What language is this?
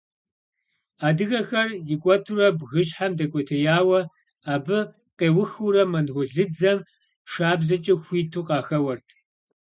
Kabardian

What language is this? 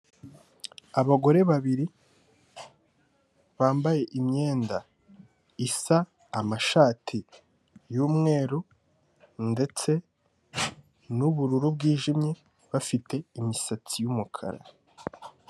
Kinyarwanda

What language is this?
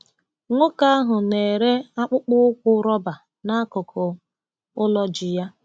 Igbo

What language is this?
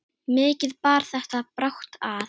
Icelandic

